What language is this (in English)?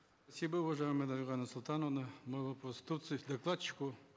Kazakh